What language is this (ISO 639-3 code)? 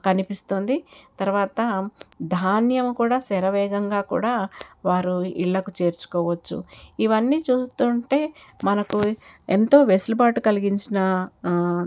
tel